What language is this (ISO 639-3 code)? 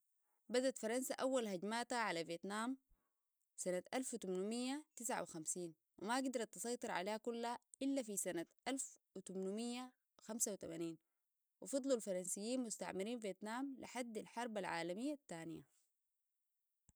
apd